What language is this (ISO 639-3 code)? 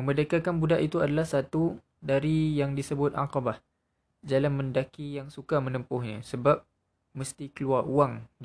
msa